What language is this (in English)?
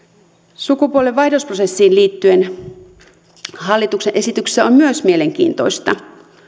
Finnish